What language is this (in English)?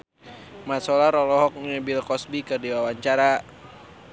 Sundanese